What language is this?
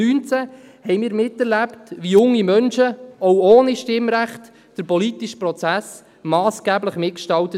Swiss German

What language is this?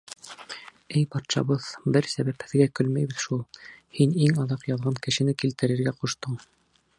Bashkir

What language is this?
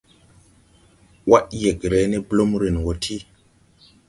Tupuri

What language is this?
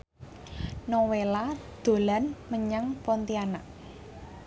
Javanese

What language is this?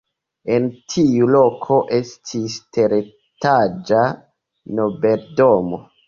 Esperanto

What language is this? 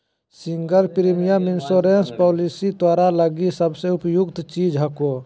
Magahi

